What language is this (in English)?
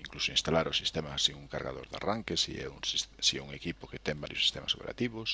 Spanish